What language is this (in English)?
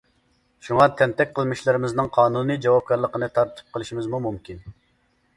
Uyghur